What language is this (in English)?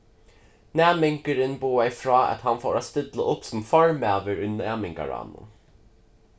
Faroese